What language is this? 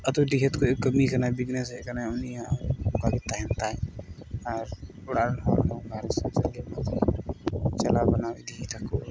Santali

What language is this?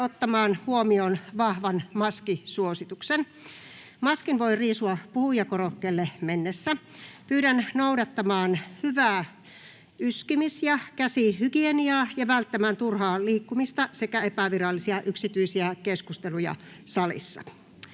Finnish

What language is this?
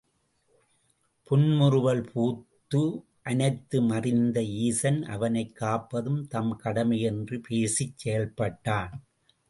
Tamil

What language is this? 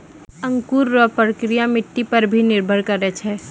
Maithili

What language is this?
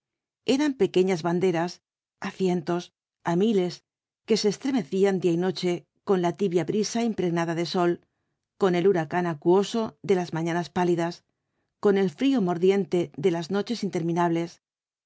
Spanish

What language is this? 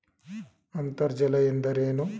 Kannada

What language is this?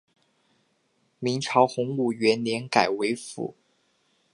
Chinese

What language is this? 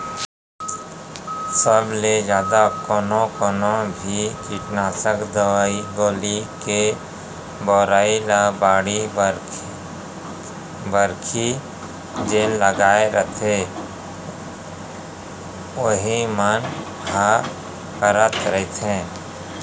Chhattisgarhi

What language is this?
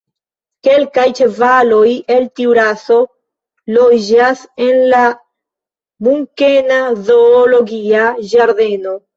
Esperanto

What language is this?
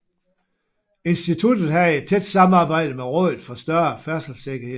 Danish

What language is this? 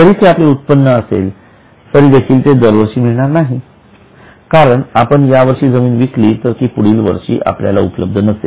Marathi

